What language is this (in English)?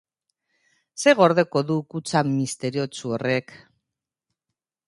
Basque